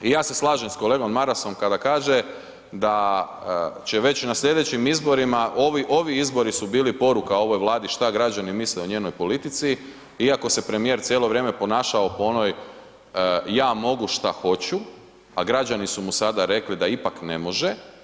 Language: Croatian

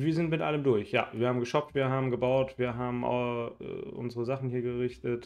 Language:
German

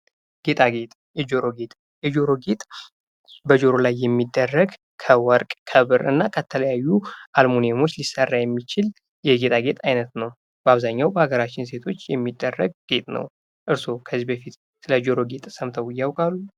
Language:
Amharic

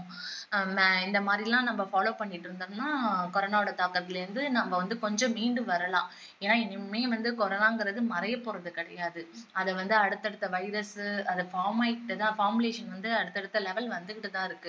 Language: Tamil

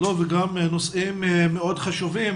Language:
Hebrew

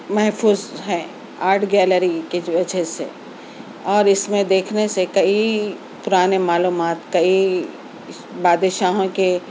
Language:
Urdu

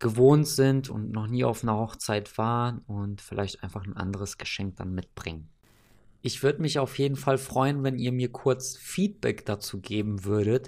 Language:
German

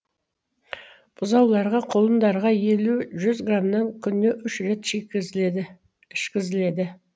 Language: Kazakh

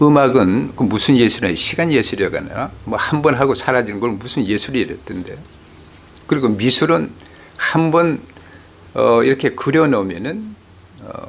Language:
Korean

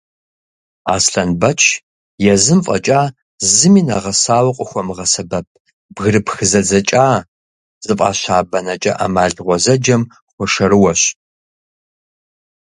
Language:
Kabardian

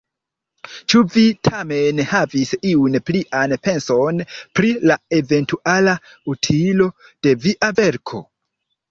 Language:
Esperanto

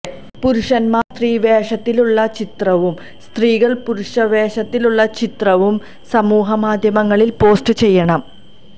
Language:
Malayalam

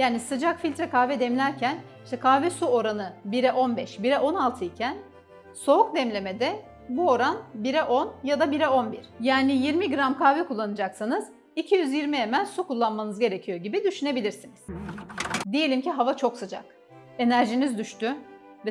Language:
Turkish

